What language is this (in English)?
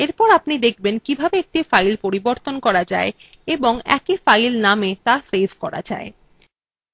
Bangla